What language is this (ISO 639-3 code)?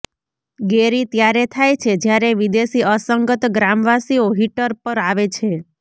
guj